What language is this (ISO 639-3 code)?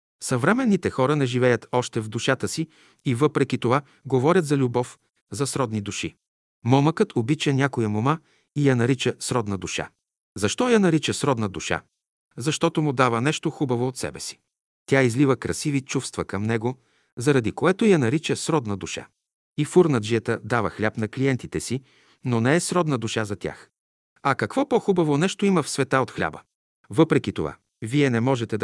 bul